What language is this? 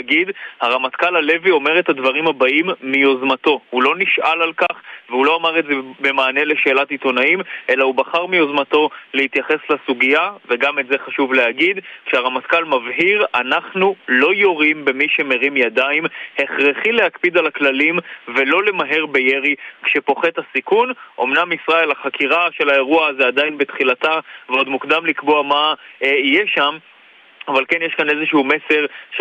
Hebrew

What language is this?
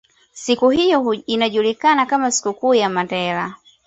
Swahili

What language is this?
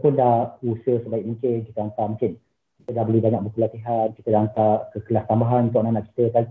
Malay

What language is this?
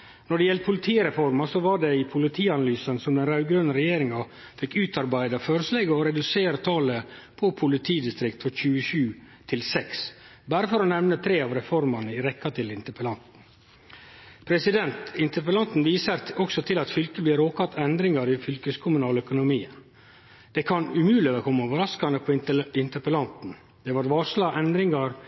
Norwegian Nynorsk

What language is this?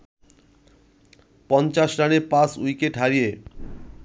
Bangla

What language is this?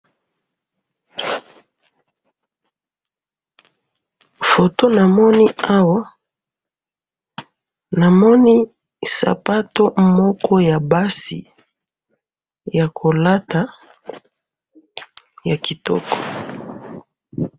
Lingala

